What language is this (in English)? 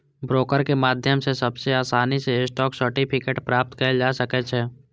Maithili